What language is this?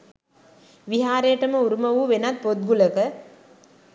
Sinhala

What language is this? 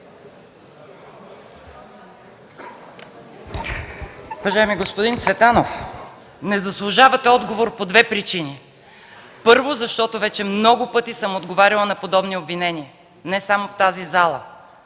Bulgarian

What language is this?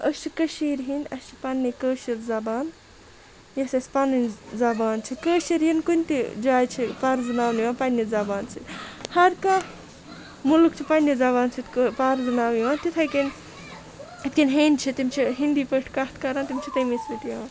Kashmiri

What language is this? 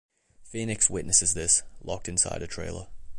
English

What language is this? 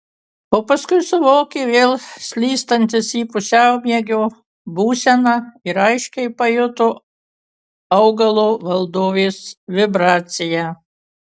Lithuanian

